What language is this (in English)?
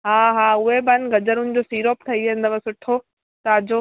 Sindhi